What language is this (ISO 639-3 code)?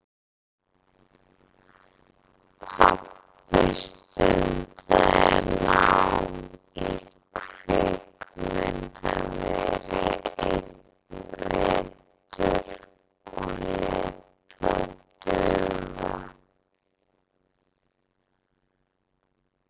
isl